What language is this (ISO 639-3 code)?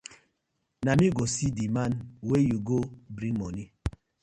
pcm